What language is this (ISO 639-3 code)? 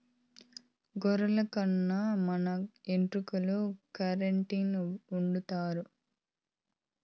tel